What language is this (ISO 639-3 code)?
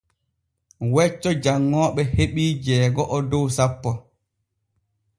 fue